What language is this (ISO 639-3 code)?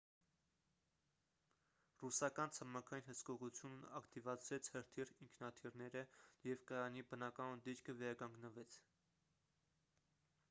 hye